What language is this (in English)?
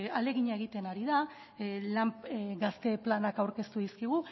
Basque